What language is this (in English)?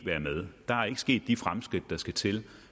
Danish